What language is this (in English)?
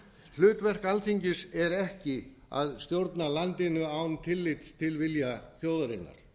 Icelandic